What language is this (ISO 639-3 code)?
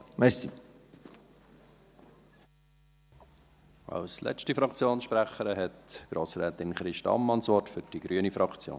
gsw